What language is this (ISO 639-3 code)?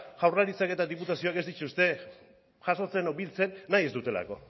eus